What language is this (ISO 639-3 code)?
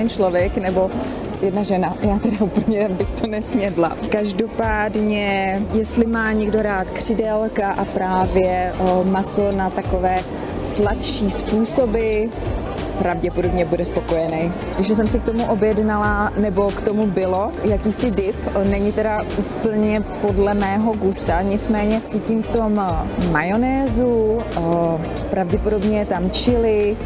ces